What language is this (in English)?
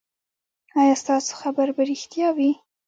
Pashto